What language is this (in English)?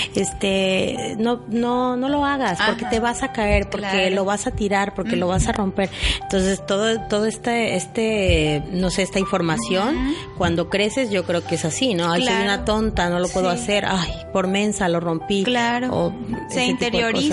Spanish